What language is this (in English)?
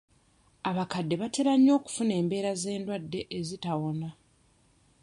Ganda